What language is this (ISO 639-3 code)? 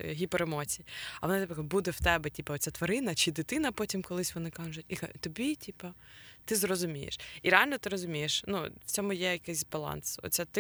ukr